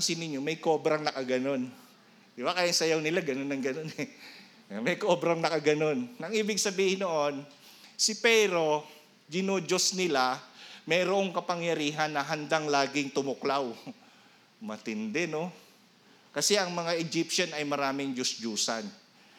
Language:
Filipino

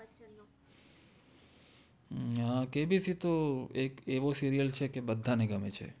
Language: Gujarati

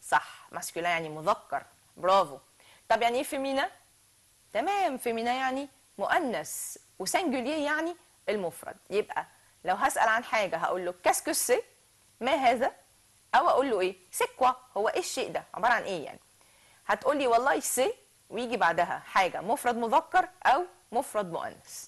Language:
Arabic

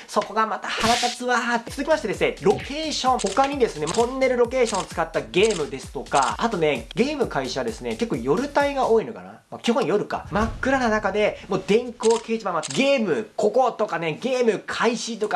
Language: Japanese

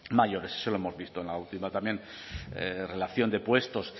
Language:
Spanish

